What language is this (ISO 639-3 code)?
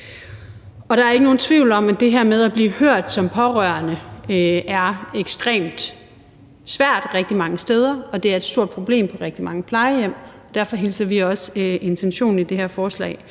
dan